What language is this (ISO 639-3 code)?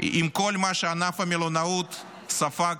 heb